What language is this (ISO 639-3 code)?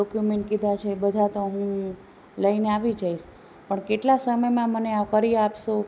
guj